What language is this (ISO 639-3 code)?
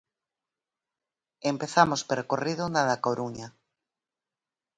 glg